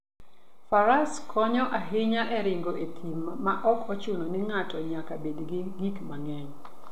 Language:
Luo (Kenya and Tanzania)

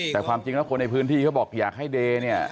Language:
Thai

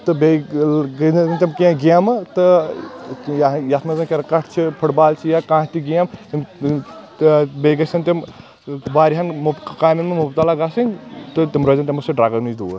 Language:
Kashmiri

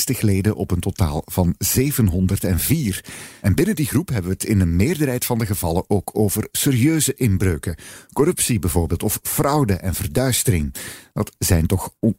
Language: Dutch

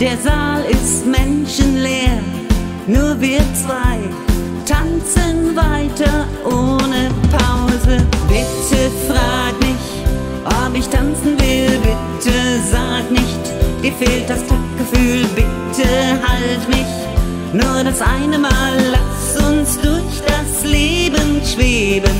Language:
German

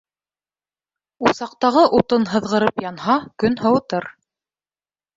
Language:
Bashkir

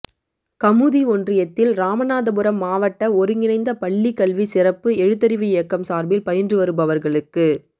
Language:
Tamil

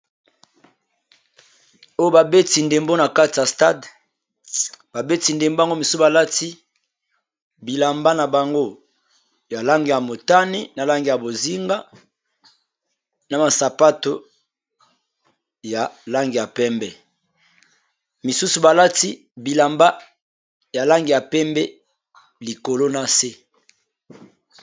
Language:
Lingala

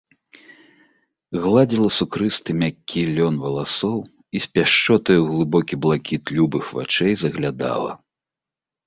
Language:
Belarusian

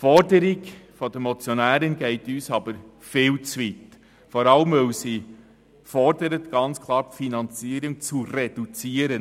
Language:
Swiss German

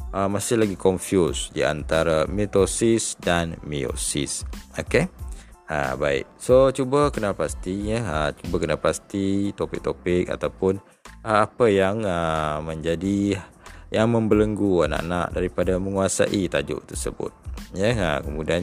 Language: Malay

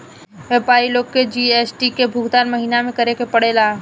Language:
Bhojpuri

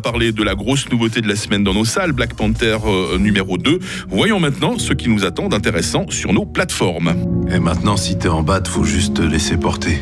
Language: French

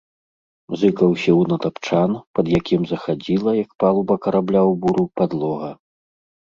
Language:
Belarusian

